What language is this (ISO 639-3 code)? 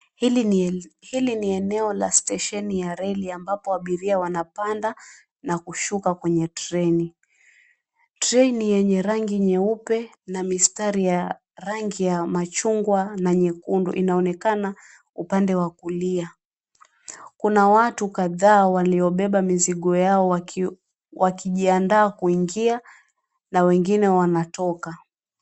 swa